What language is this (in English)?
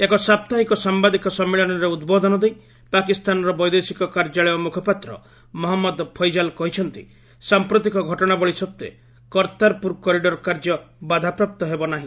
Odia